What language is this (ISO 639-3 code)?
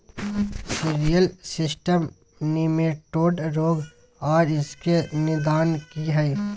mai